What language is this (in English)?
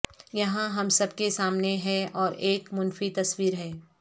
Urdu